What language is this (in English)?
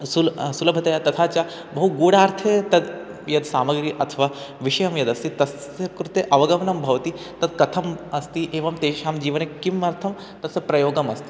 Sanskrit